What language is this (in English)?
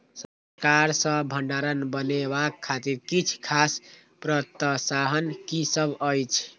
Maithili